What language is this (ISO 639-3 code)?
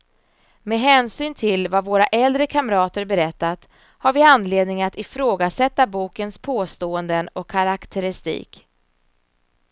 swe